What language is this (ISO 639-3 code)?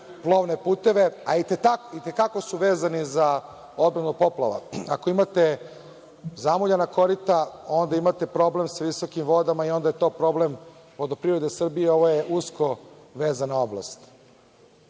srp